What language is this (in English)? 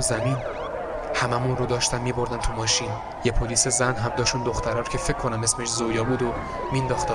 Persian